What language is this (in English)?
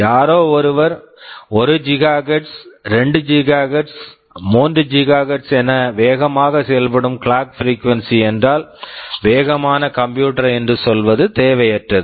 Tamil